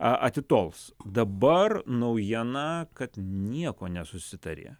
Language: Lithuanian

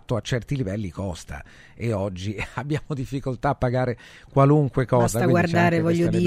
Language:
Italian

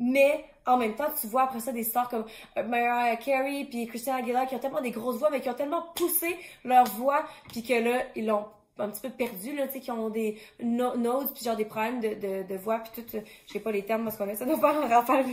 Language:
French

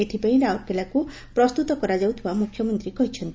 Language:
Odia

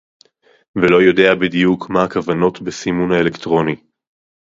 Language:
Hebrew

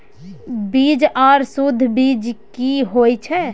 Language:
Maithili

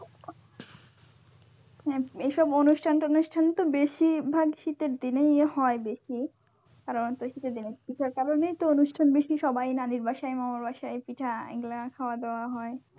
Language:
Bangla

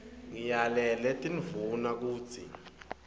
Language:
Swati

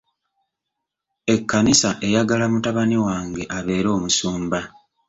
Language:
Ganda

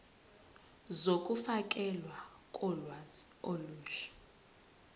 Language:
Zulu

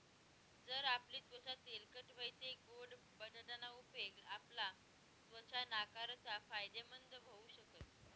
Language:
Marathi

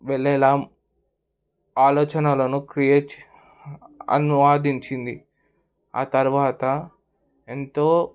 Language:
Telugu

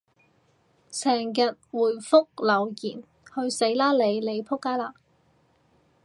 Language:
Cantonese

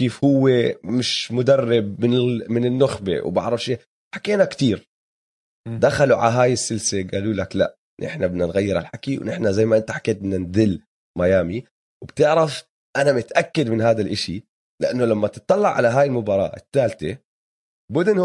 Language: Arabic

